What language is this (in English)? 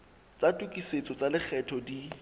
Southern Sotho